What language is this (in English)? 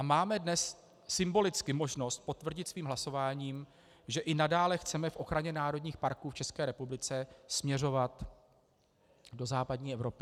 Czech